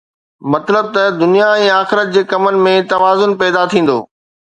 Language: Sindhi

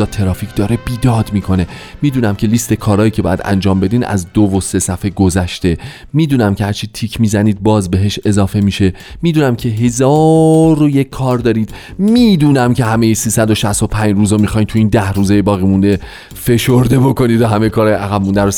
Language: Persian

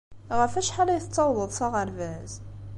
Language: Kabyle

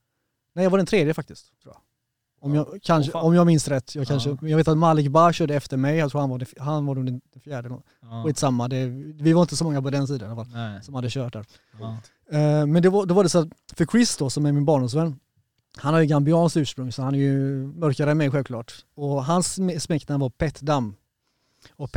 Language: Swedish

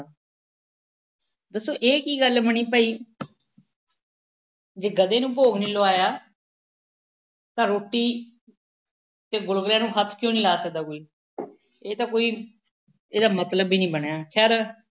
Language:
Punjabi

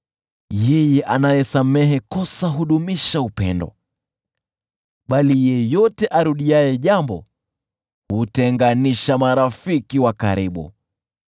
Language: Swahili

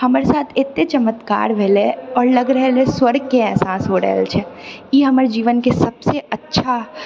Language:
Maithili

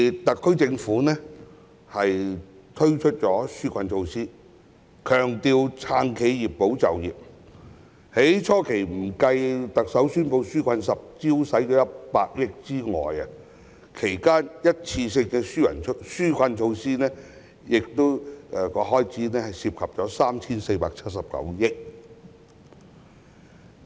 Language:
Cantonese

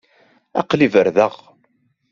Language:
Kabyle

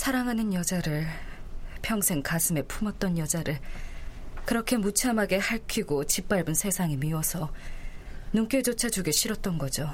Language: Korean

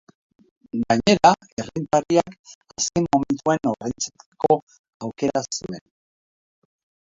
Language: Basque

